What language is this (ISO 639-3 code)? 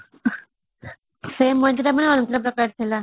ori